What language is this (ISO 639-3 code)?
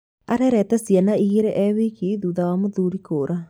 kik